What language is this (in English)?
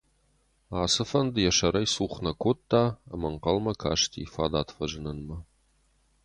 Ossetic